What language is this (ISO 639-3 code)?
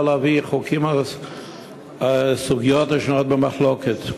heb